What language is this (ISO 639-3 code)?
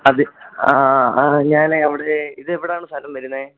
mal